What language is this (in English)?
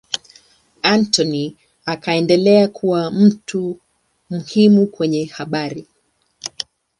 Swahili